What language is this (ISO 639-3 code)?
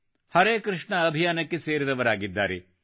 kan